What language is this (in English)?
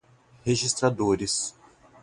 Portuguese